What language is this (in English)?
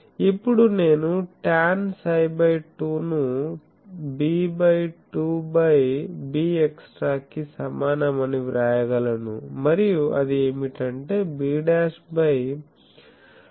Telugu